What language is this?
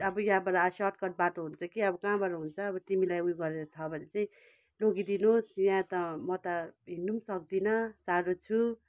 Nepali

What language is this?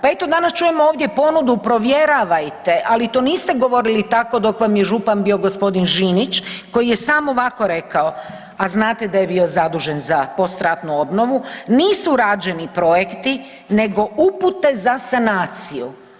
Croatian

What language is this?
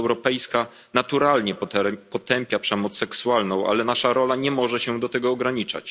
Polish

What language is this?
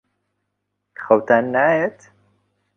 Central Kurdish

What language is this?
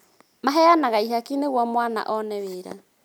Kikuyu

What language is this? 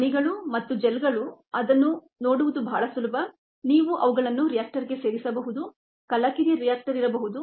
Kannada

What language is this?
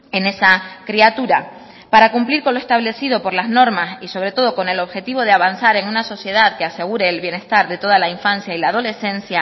Spanish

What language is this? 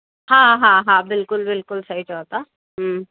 Sindhi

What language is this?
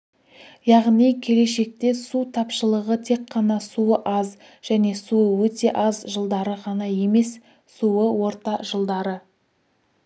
Kazakh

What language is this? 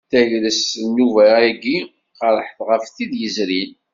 Kabyle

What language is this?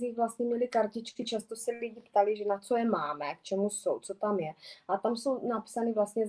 Czech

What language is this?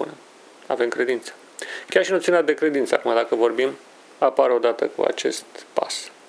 Romanian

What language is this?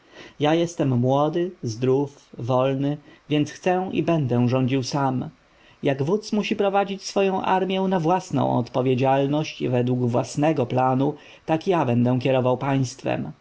Polish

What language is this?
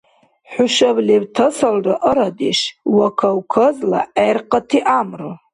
Dargwa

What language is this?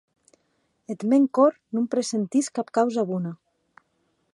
Occitan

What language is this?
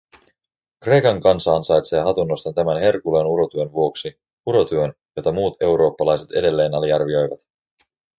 Finnish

